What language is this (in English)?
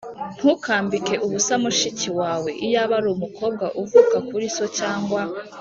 Kinyarwanda